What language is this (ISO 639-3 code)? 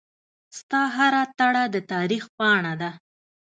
pus